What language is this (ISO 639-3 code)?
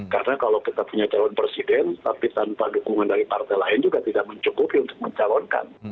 ind